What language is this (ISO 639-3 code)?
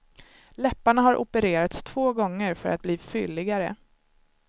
swe